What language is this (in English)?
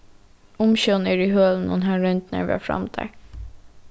Faroese